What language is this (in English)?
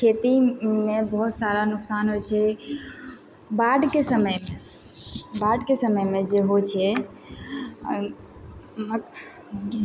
Maithili